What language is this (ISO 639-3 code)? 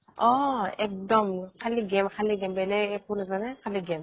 asm